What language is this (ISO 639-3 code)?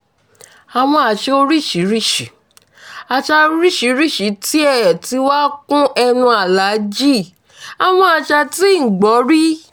yor